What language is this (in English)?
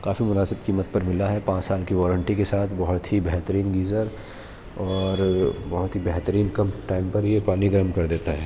Urdu